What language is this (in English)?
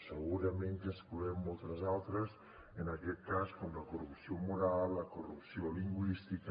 Catalan